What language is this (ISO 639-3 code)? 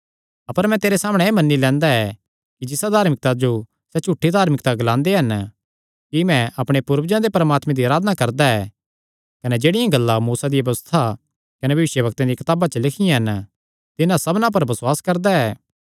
xnr